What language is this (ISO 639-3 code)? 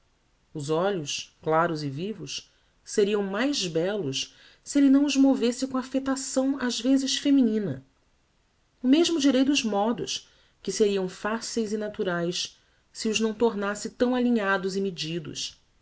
por